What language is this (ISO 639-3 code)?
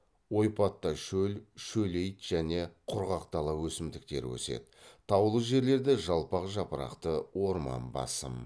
kaz